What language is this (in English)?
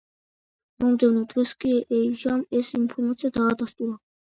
Georgian